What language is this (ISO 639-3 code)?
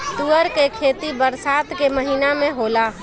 bho